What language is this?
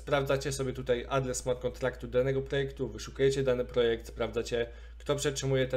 Polish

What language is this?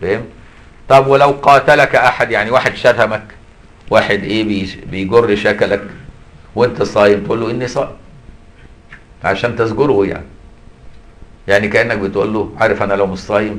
Arabic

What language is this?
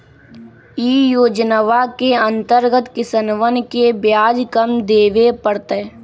Magahi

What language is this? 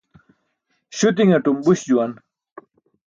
Burushaski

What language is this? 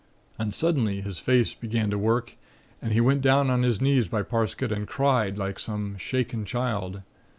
English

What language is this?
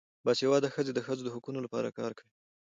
Pashto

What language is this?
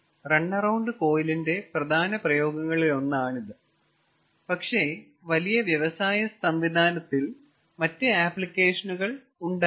Malayalam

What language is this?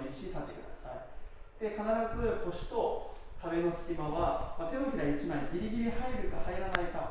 Japanese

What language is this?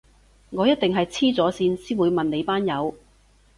Cantonese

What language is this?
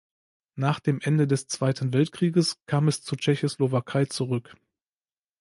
German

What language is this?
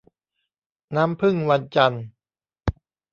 Thai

